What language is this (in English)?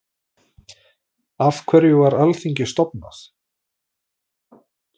Icelandic